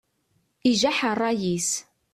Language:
Kabyle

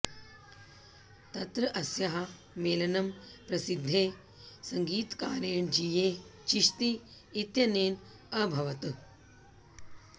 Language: Sanskrit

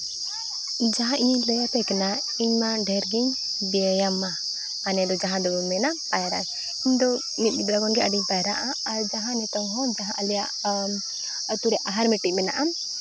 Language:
Santali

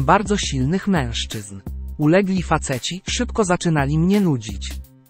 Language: Polish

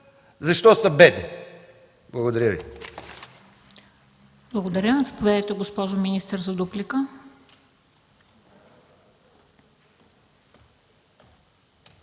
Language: Bulgarian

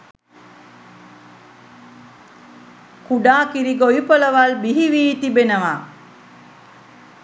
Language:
Sinhala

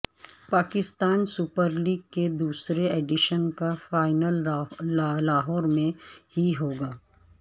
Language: Urdu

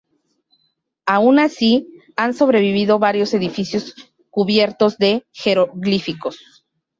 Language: Spanish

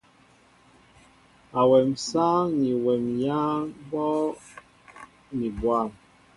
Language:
Mbo (Cameroon)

